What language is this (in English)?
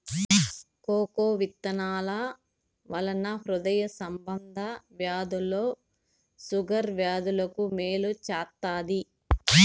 Telugu